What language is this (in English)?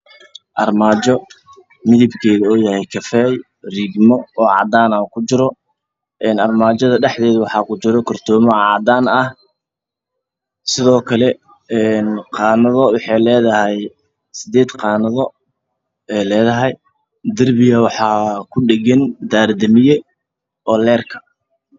Somali